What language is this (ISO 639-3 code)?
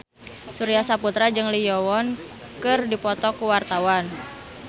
sun